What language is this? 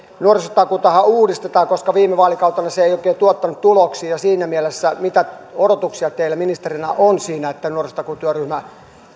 Finnish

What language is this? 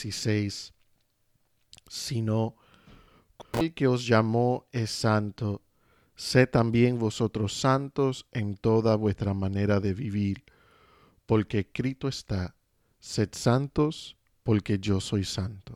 Spanish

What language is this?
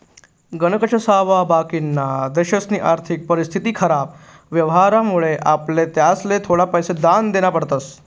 Marathi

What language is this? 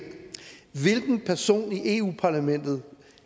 Danish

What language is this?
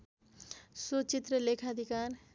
Nepali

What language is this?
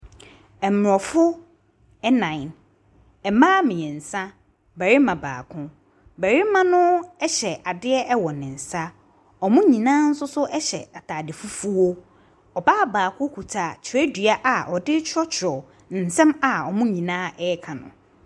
Akan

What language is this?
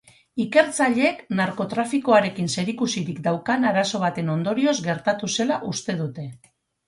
Basque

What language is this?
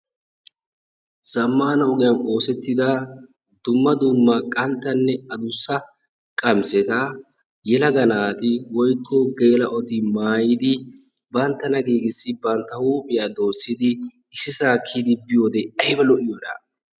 Wolaytta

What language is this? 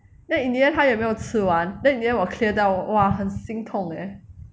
English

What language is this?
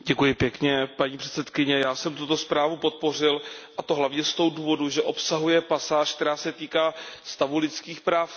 Czech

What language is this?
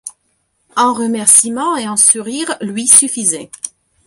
French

